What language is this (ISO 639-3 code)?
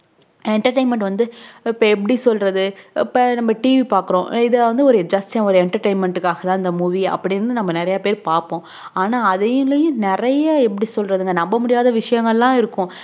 tam